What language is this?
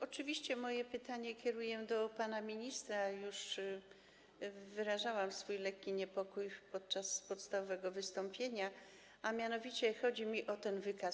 Polish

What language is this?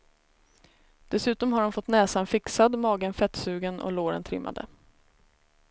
Swedish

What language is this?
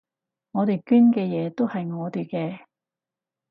Cantonese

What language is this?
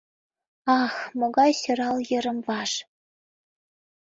Mari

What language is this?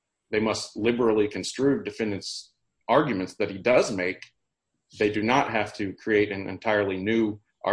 English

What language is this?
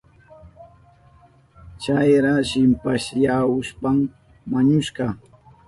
Southern Pastaza Quechua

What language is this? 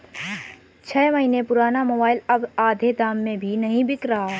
Hindi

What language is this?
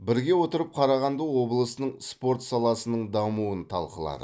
Kazakh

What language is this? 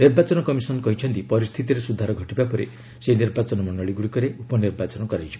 Odia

